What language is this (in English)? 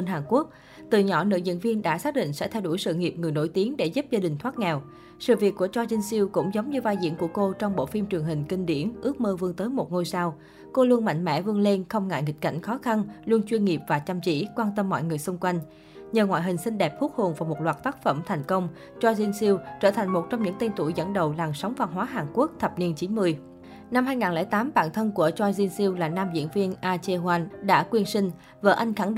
Vietnamese